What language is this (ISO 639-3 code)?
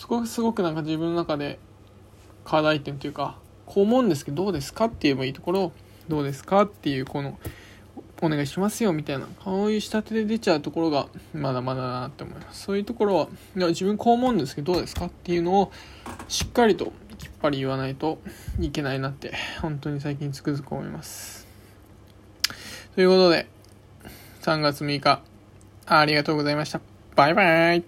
jpn